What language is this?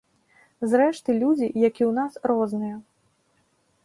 Belarusian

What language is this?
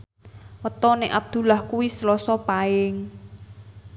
Javanese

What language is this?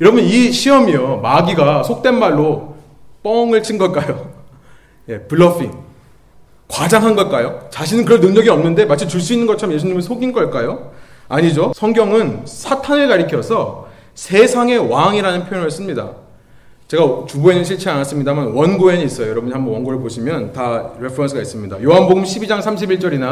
Korean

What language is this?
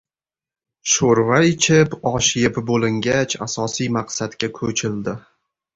Uzbek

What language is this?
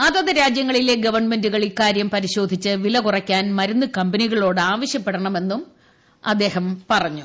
Malayalam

